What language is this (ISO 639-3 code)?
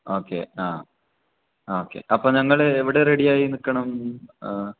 mal